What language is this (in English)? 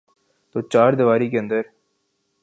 Urdu